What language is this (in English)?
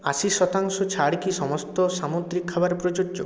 Bangla